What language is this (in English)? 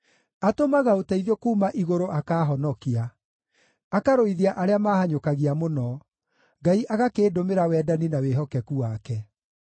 Kikuyu